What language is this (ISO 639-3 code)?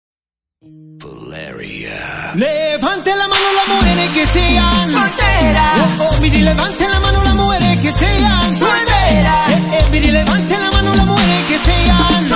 spa